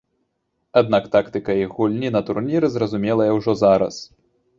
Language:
Belarusian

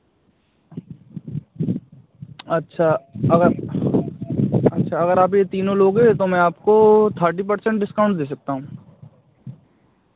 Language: Hindi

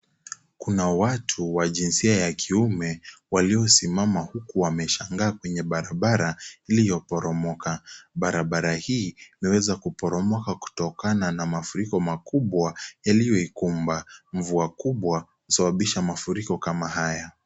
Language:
Swahili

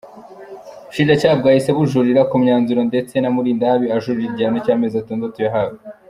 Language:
Kinyarwanda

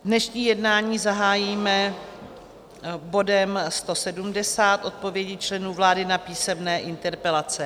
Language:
Czech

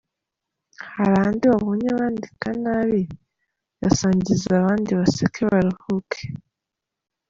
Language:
Kinyarwanda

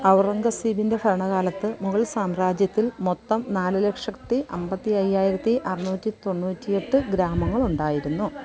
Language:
Malayalam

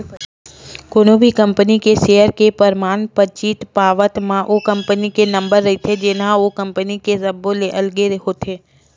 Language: Chhattisgarhi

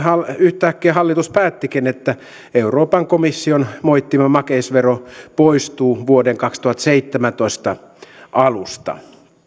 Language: Finnish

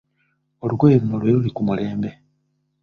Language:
Ganda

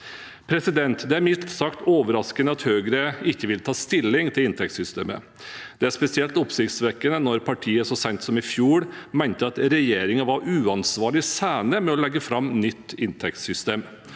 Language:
Norwegian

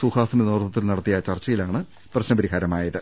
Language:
Malayalam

